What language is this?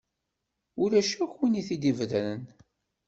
Kabyle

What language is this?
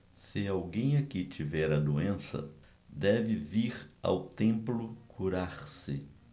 Portuguese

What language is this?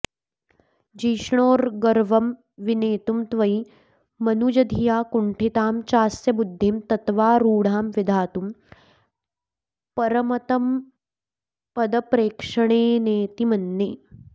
Sanskrit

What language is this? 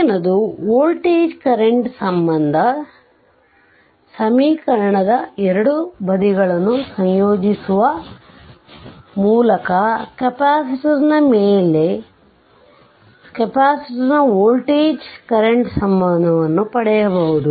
Kannada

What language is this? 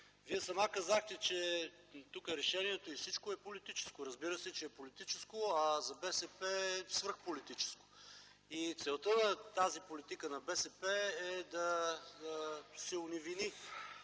Bulgarian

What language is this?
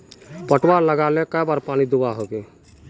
Magahi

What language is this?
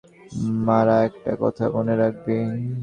Bangla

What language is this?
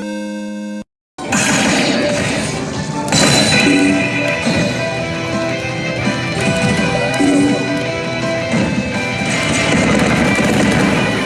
Japanese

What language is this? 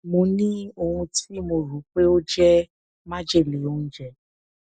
Yoruba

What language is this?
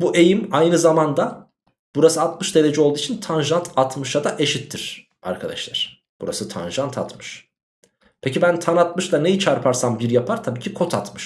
Turkish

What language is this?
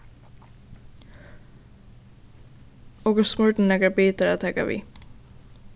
Faroese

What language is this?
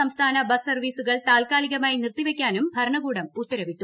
Malayalam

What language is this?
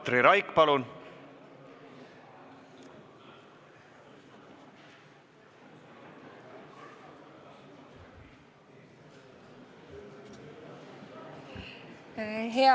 Estonian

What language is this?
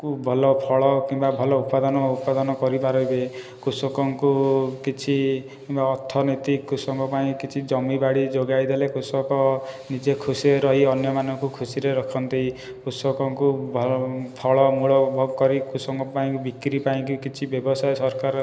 Odia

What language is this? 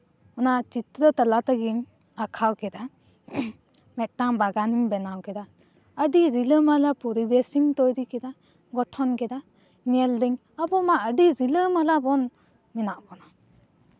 Santali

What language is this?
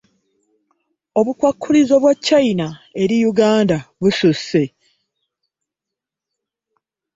Ganda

